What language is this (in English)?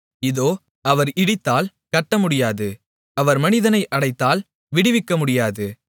Tamil